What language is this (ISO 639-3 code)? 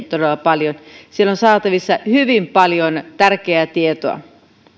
fin